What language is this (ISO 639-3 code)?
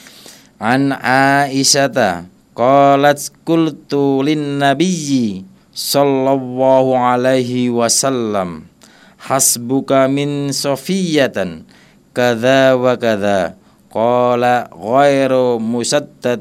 ind